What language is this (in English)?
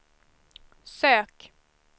Swedish